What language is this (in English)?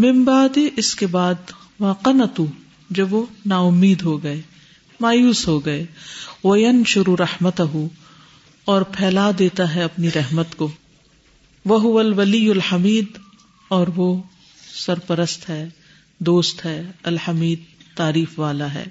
Urdu